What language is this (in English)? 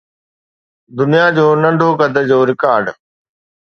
Sindhi